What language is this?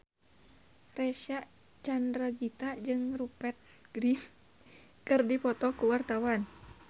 Sundanese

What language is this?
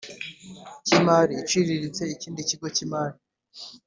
Kinyarwanda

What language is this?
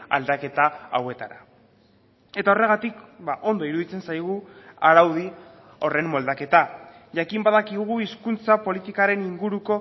Basque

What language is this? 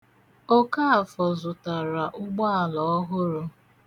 Igbo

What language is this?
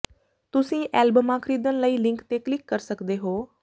Punjabi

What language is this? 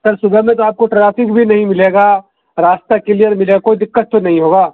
Urdu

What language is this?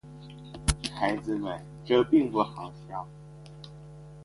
Chinese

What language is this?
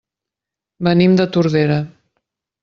Catalan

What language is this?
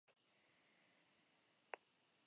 Spanish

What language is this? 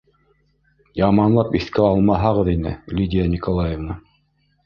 Bashkir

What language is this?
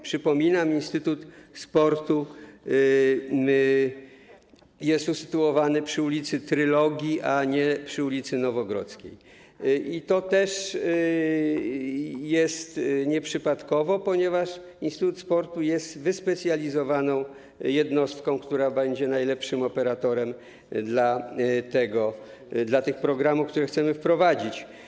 Polish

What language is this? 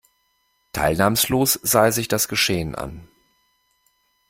German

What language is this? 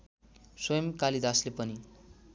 Nepali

